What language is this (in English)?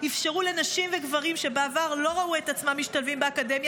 Hebrew